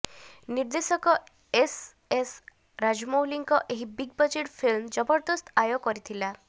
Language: Odia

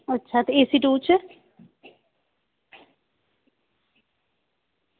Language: Dogri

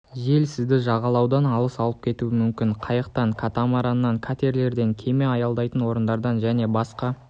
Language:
Kazakh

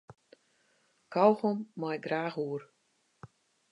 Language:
Western Frisian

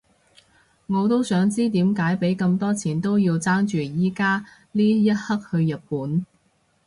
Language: Cantonese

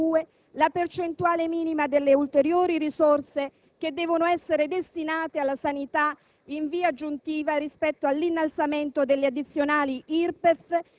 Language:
Italian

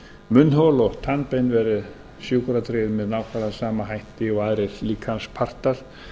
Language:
Icelandic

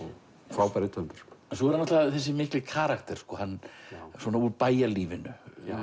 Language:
Icelandic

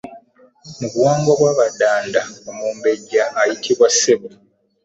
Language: Ganda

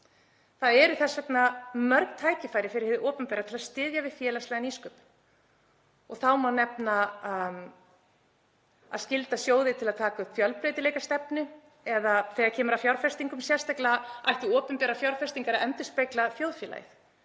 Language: Icelandic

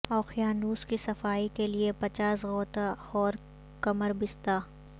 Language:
Urdu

